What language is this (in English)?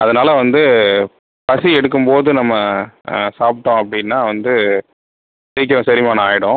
Tamil